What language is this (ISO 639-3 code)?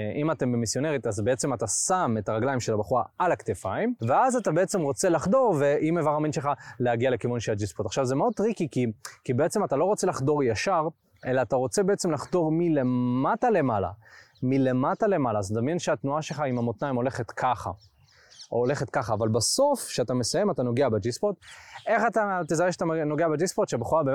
heb